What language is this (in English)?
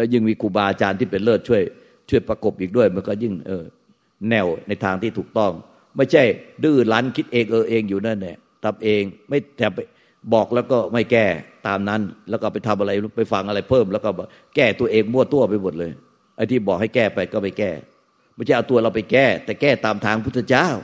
Thai